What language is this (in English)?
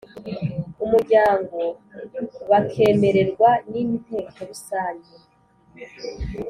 Kinyarwanda